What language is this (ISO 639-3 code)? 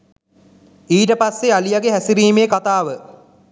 sin